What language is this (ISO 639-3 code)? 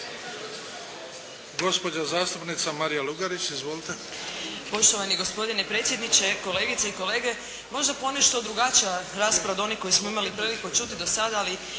hrv